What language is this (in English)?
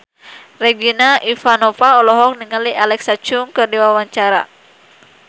Sundanese